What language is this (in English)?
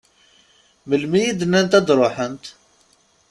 Kabyle